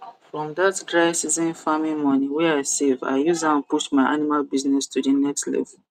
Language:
Nigerian Pidgin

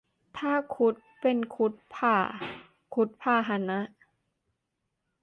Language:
Thai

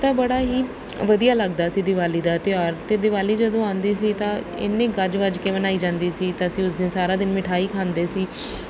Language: Punjabi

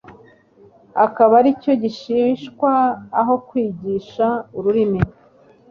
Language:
Kinyarwanda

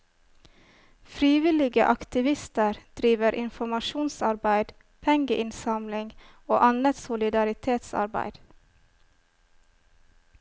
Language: Norwegian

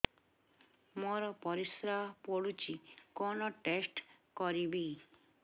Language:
Odia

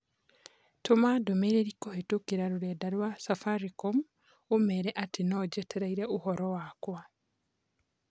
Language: Kikuyu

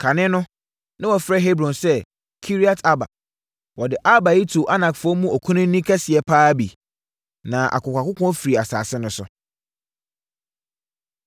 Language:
Akan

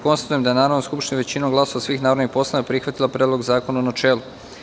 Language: Serbian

